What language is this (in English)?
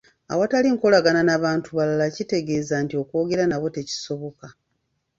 Ganda